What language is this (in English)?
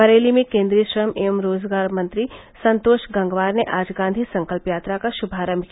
Hindi